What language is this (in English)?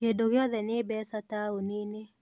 Kikuyu